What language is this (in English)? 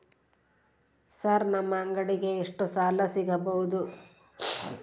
Kannada